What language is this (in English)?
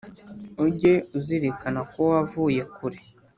Kinyarwanda